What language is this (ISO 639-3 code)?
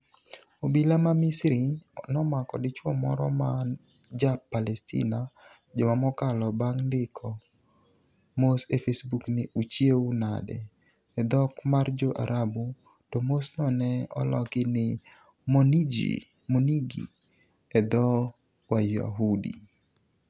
luo